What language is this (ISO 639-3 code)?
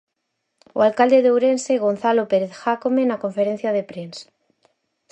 glg